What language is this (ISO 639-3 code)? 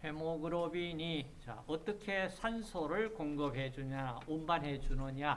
kor